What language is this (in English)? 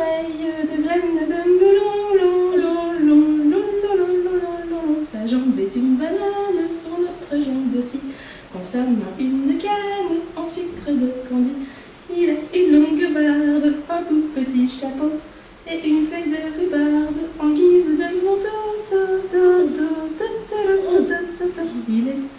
French